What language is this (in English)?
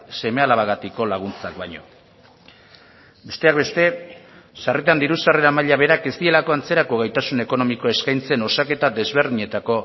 Basque